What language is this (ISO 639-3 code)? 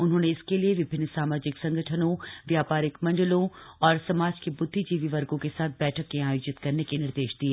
hin